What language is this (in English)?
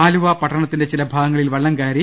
Malayalam